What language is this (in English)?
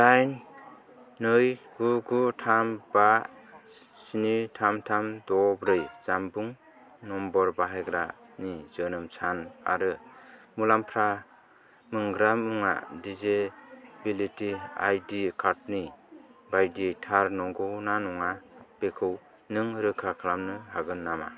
Bodo